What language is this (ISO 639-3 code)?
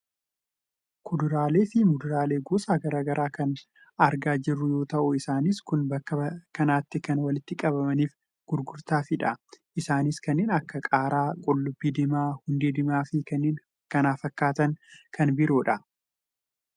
orm